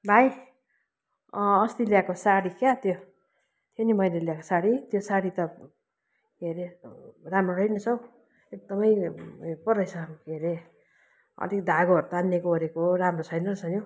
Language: Nepali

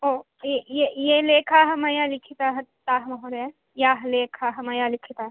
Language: Sanskrit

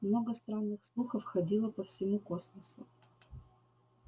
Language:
Russian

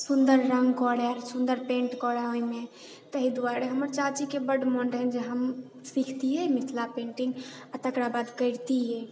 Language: Maithili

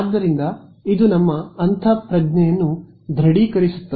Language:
Kannada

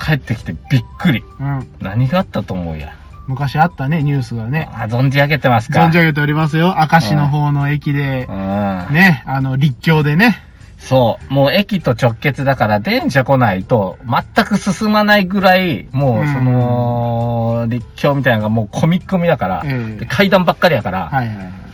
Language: Japanese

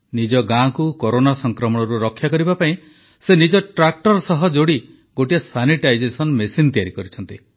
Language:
Odia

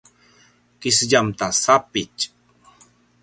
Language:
Paiwan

